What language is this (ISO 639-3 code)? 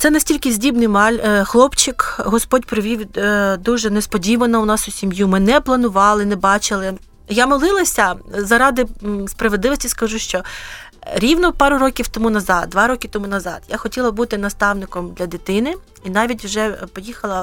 ukr